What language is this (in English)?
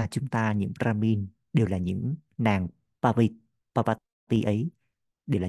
Vietnamese